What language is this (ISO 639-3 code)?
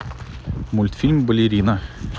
rus